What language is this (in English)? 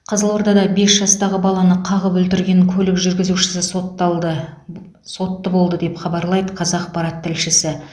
Kazakh